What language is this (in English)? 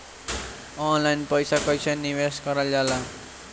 Bhojpuri